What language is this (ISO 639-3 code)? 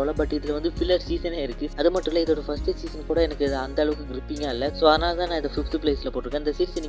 mal